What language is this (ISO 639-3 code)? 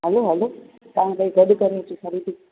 snd